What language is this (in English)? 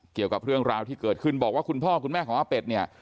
Thai